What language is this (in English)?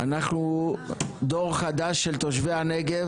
Hebrew